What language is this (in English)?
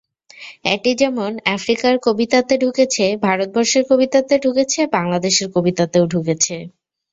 Bangla